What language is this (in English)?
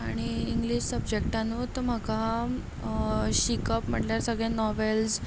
Konkani